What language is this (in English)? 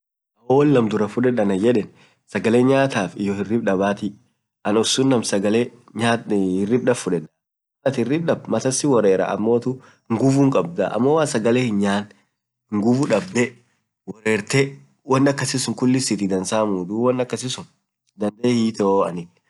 Orma